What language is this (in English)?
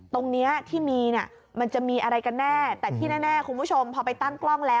Thai